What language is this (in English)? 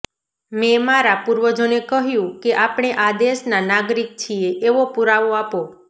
Gujarati